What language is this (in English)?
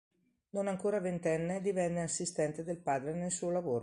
Italian